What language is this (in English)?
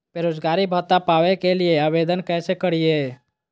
Magahi